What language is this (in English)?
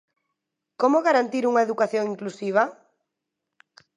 Galician